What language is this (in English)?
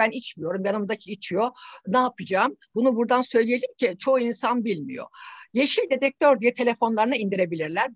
Turkish